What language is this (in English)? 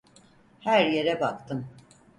Turkish